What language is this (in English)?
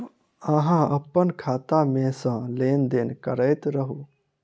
Maithili